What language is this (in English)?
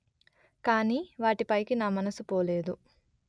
Telugu